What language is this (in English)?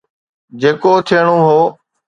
Sindhi